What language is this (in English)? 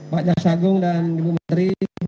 Indonesian